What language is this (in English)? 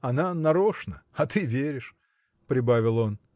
Russian